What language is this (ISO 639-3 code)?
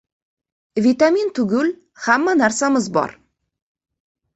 uzb